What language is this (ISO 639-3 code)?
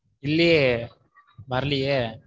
tam